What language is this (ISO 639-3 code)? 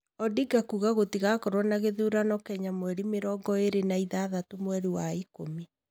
kik